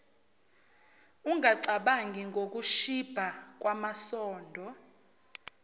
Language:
Zulu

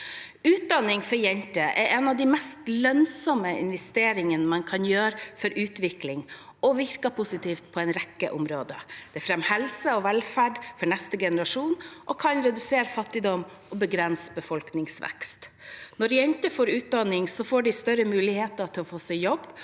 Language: Norwegian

